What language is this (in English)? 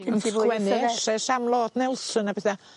Welsh